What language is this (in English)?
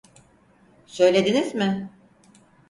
Turkish